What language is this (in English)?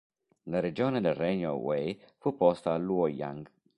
Italian